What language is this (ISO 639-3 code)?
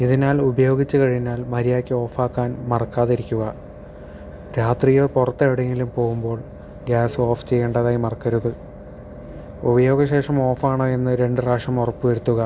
mal